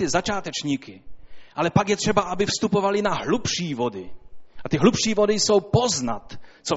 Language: Czech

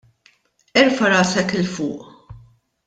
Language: Maltese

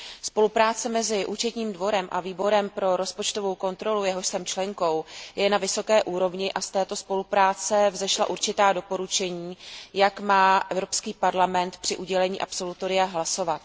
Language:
Czech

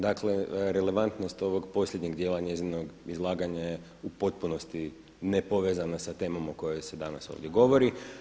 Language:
Croatian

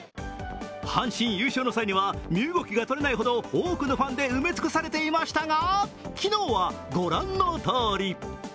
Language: Japanese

